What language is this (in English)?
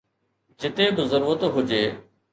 Sindhi